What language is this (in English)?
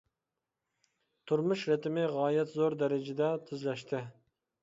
Uyghur